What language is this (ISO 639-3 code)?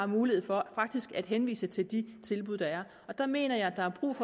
dan